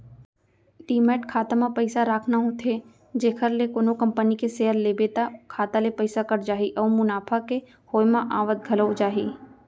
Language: Chhattisgarhi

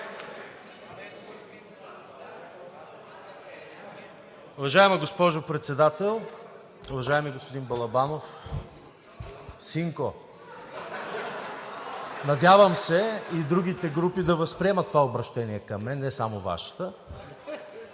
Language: Bulgarian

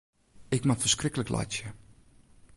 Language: Western Frisian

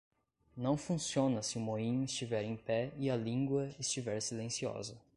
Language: Portuguese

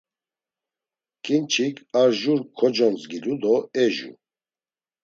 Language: Laz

